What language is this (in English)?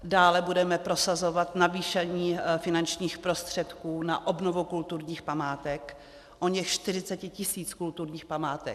Czech